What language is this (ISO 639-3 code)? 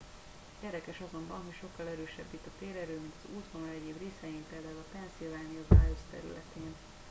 hun